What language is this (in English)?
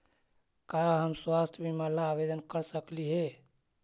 Magahi